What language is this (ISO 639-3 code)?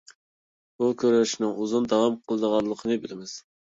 uig